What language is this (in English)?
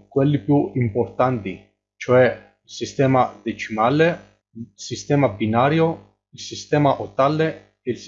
Italian